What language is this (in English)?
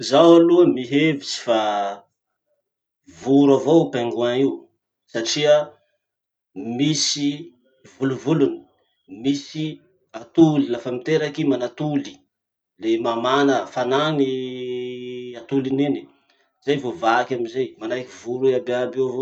Masikoro Malagasy